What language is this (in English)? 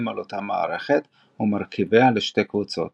Hebrew